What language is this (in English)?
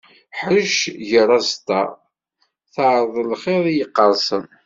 Kabyle